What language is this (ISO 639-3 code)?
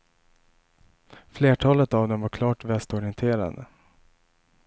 swe